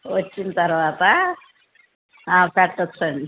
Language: Telugu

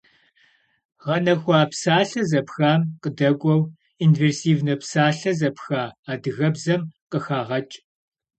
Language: Kabardian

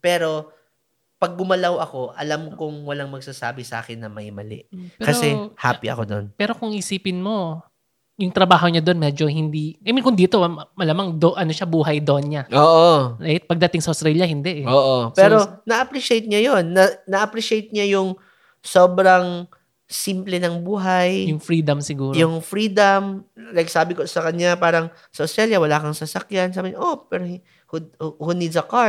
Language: Filipino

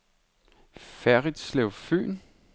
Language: Danish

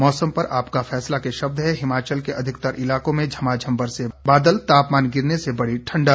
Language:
Hindi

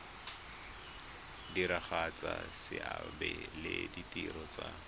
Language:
Tswana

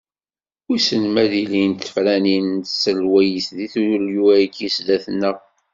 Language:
Kabyle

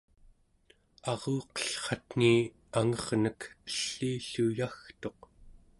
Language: Central Yupik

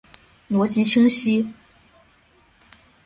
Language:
Chinese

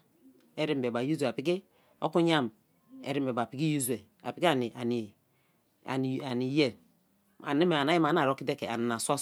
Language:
Kalabari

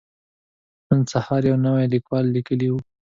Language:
Pashto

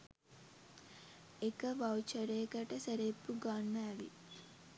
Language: Sinhala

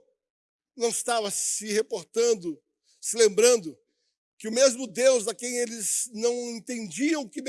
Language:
Portuguese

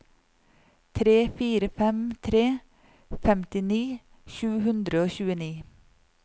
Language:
Norwegian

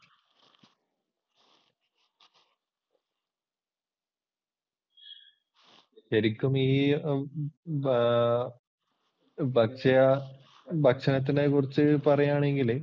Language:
Malayalam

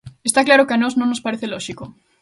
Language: Galician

